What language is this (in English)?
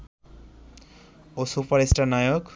Bangla